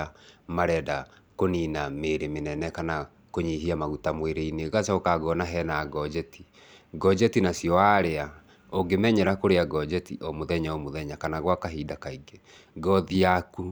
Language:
Kikuyu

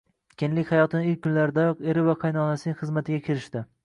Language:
Uzbek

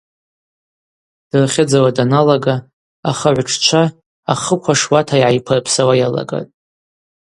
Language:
Abaza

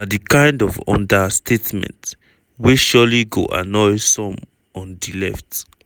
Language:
Nigerian Pidgin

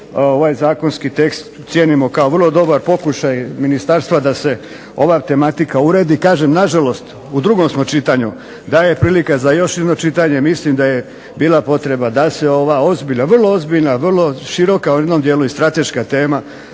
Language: Croatian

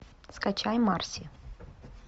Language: Russian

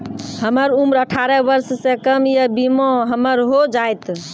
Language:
Maithili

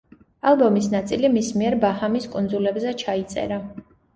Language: Georgian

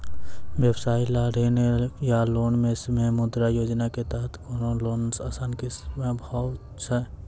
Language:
Maithili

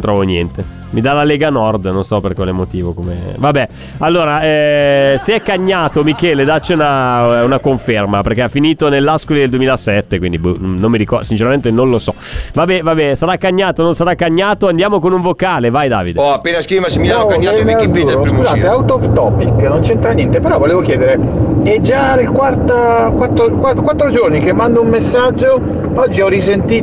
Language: Italian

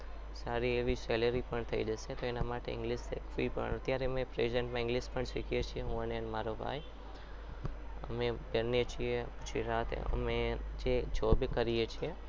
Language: Gujarati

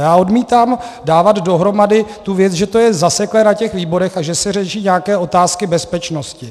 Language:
Czech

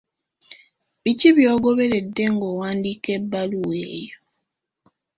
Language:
Ganda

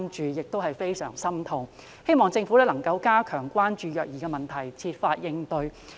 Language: Cantonese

